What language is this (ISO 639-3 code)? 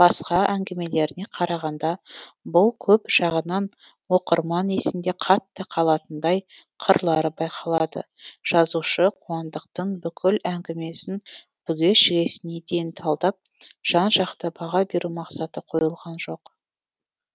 kaz